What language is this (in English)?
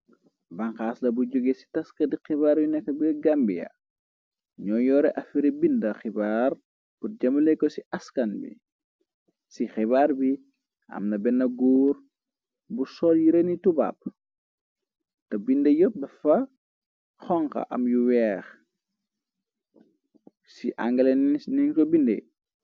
Wolof